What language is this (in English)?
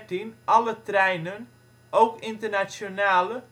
Dutch